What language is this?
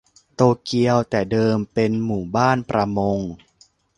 Thai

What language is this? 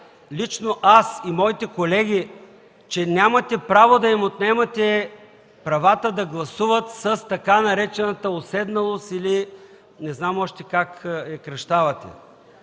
Bulgarian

